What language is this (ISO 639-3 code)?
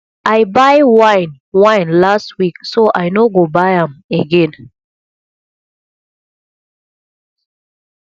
pcm